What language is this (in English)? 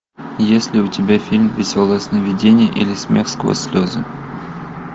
Russian